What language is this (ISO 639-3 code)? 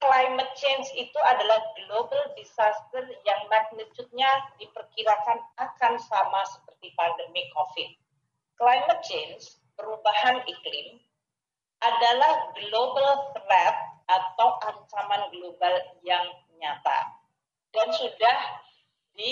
ind